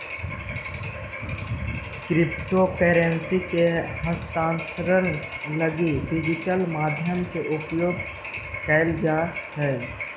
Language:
Magahi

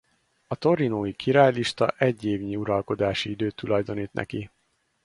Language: Hungarian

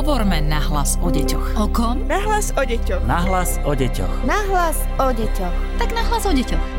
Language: Slovak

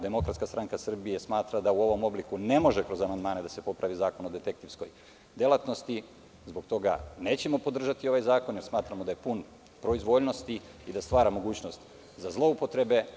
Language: Serbian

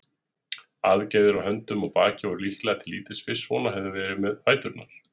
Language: Icelandic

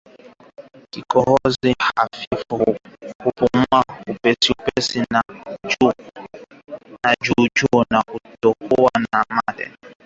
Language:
Swahili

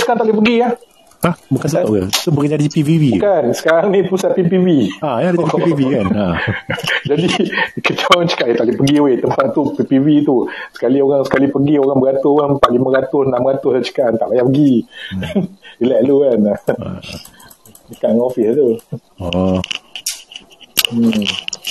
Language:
Malay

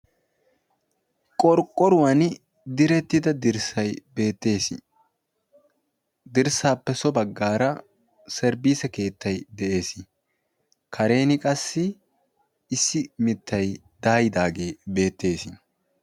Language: Wolaytta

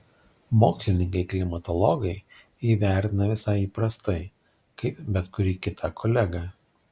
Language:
Lithuanian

